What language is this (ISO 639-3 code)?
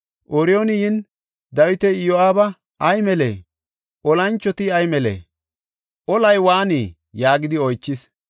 gof